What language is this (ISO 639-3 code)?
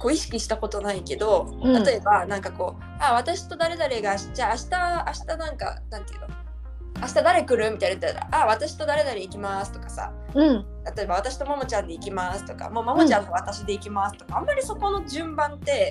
jpn